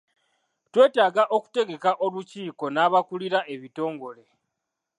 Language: Ganda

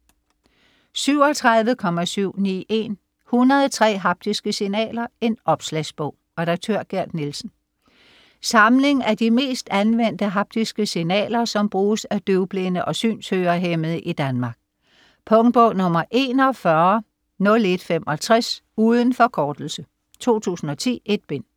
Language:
Danish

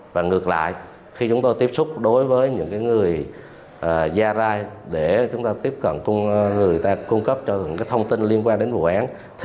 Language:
Vietnamese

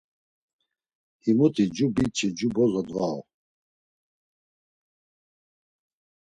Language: Laz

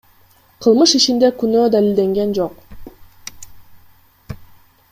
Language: Kyrgyz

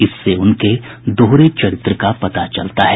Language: Hindi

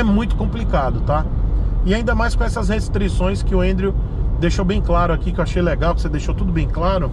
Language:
Portuguese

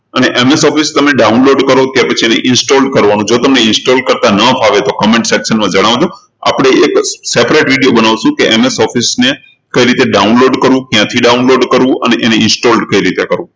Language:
Gujarati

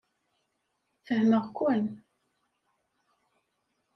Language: Kabyle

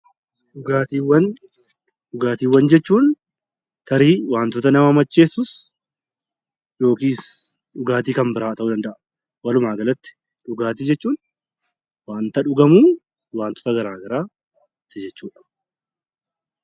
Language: Oromo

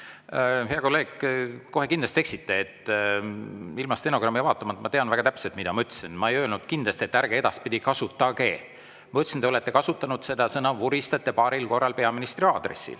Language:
Estonian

